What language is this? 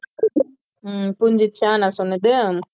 Tamil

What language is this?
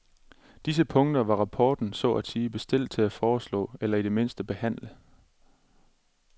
Danish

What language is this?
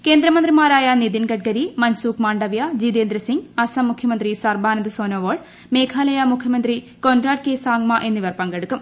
Malayalam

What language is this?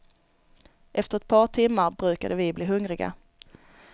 Swedish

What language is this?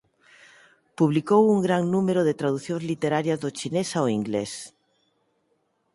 Galician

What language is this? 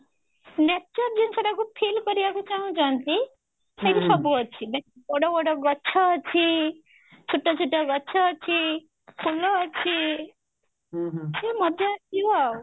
Odia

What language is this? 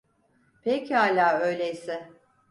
Turkish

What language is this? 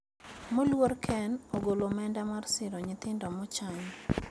Luo (Kenya and Tanzania)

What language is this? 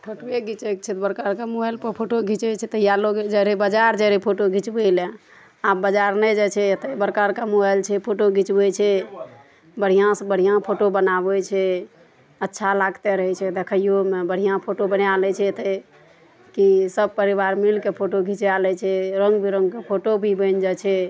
Maithili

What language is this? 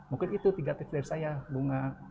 Indonesian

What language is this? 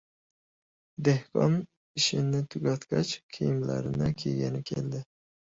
Uzbek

